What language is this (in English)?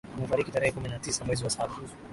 Swahili